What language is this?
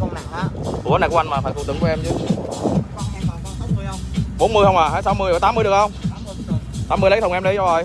Vietnamese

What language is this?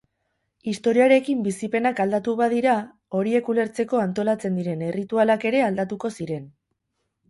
Basque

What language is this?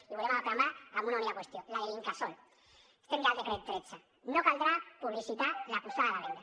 Catalan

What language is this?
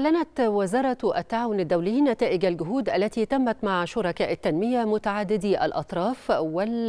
Arabic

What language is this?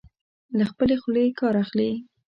Pashto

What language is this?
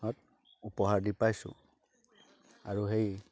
Assamese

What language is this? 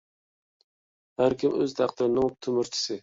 Uyghur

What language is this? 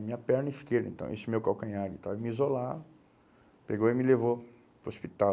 Portuguese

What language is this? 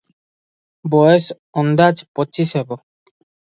Odia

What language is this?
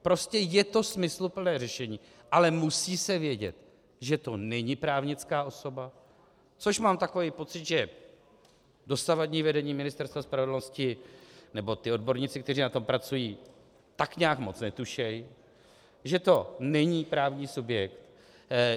Czech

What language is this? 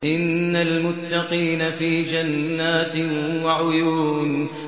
Arabic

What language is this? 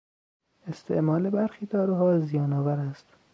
Persian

